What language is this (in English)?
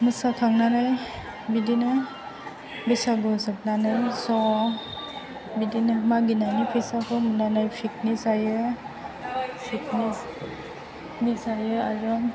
Bodo